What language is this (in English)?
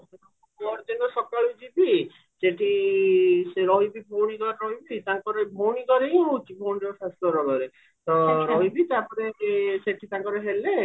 Odia